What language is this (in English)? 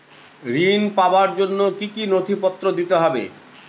Bangla